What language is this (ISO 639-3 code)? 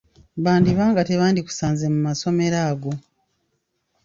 lug